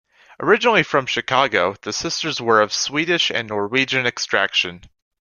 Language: English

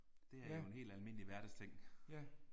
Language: Danish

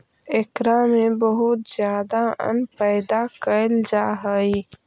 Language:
Magahi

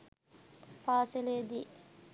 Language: Sinhala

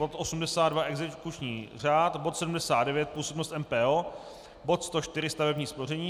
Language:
Czech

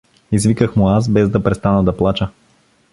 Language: Bulgarian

